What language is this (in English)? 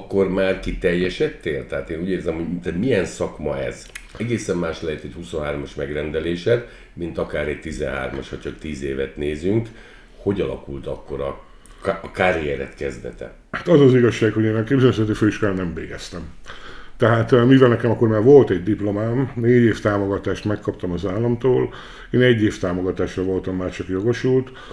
Hungarian